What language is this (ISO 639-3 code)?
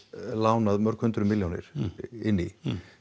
isl